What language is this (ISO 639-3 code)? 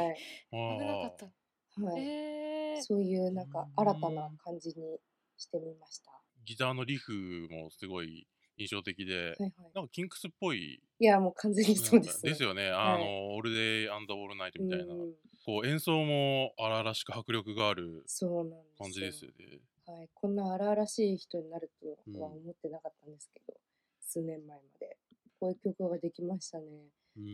jpn